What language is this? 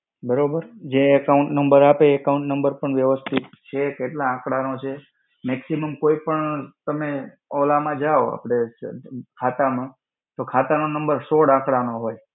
Gujarati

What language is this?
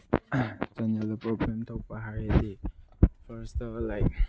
Manipuri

